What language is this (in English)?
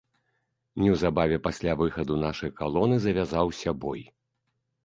Belarusian